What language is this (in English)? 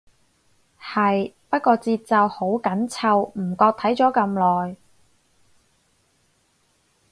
Cantonese